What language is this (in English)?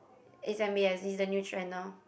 English